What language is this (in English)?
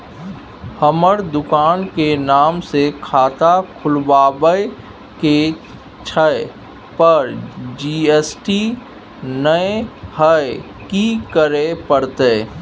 Maithili